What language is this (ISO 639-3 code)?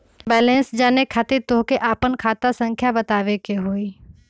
mag